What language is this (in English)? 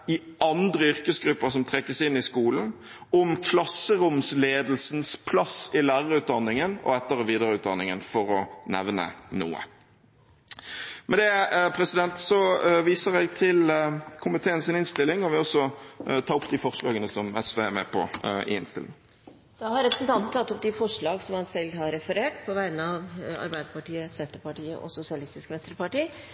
Norwegian